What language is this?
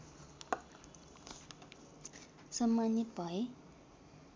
Nepali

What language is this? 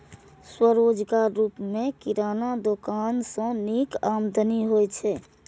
Maithili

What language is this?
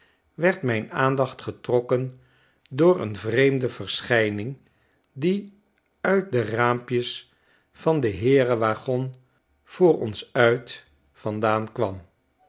Dutch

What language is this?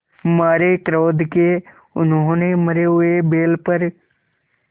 Hindi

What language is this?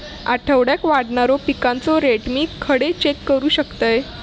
Marathi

